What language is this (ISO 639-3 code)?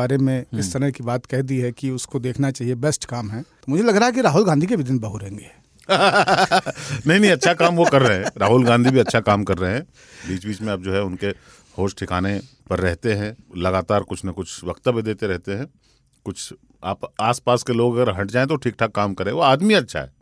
hin